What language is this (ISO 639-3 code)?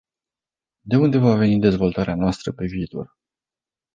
ron